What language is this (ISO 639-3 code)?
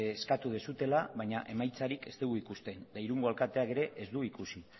eus